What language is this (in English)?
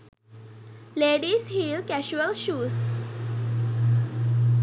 Sinhala